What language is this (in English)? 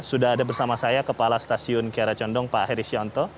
Indonesian